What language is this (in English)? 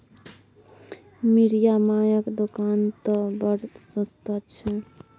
Maithili